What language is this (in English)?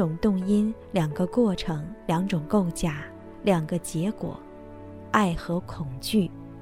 Chinese